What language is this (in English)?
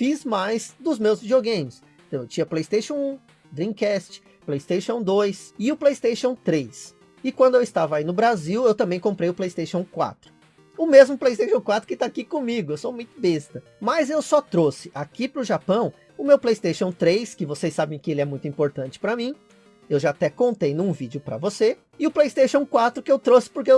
Portuguese